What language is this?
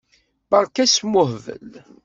Kabyle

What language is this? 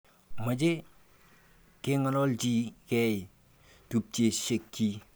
Kalenjin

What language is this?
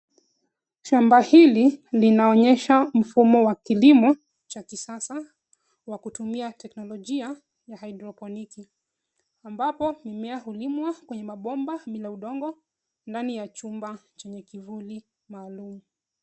Swahili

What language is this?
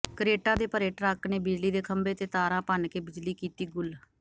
Punjabi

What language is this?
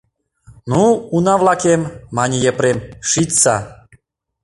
Mari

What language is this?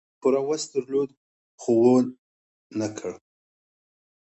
Pashto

